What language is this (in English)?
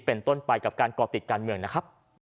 Thai